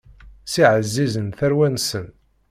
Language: Kabyle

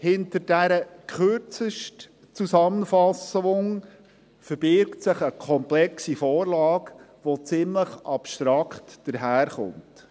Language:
Swiss German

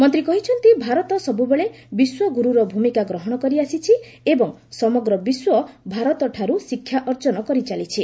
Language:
Odia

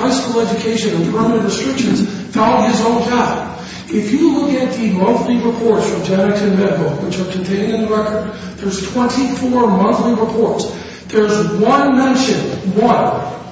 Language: English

